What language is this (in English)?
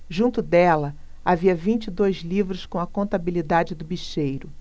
Portuguese